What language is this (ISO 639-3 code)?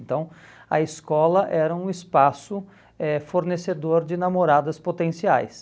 por